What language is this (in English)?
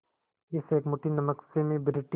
Hindi